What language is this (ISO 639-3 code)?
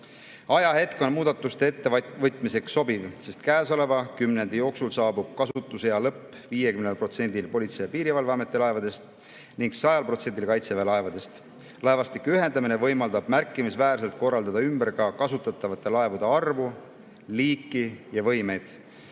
est